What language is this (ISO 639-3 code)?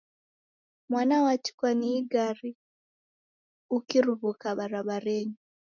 dav